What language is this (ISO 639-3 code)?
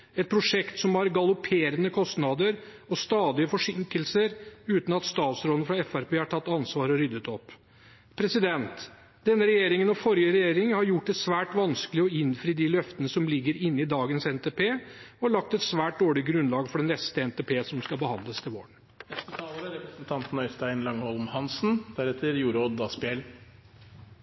nob